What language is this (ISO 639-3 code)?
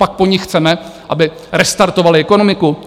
ces